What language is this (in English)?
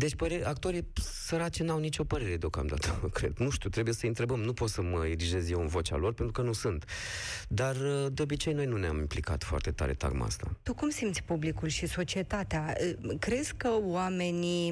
Romanian